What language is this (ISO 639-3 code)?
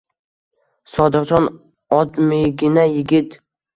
uzb